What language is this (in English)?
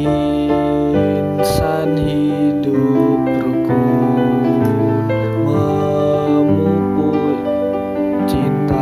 Indonesian